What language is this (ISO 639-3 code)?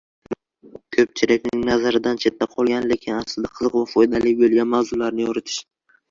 uzb